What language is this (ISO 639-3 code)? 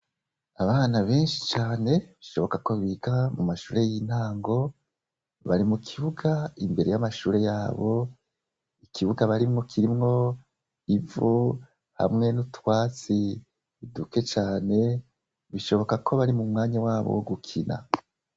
run